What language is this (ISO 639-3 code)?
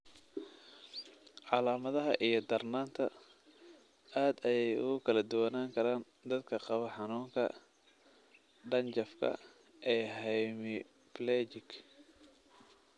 som